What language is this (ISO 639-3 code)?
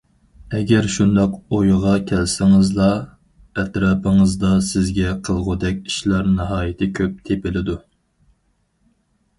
uig